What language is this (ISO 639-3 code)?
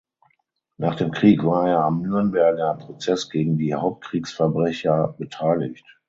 deu